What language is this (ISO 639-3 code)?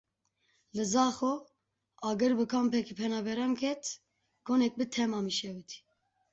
kur